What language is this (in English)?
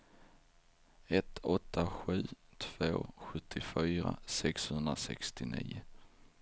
Swedish